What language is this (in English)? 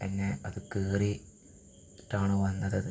Malayalam